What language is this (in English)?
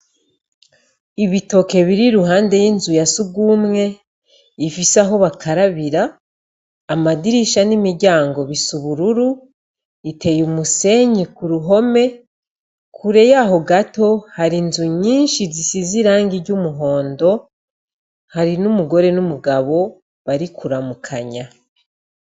Rundi